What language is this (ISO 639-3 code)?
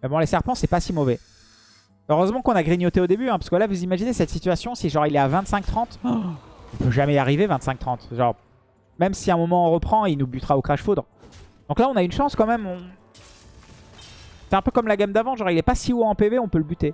fra